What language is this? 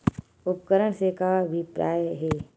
Chhattisgarhi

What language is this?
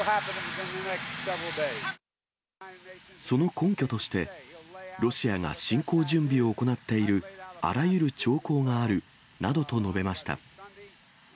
Japanese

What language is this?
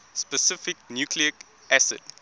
English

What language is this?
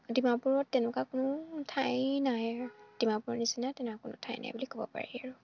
Assamese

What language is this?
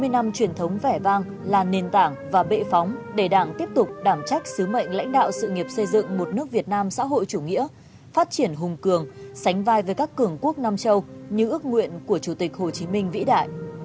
Vietnamese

